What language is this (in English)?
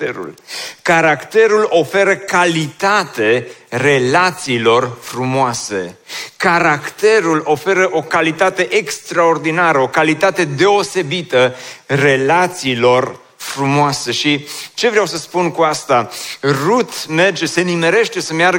Romanian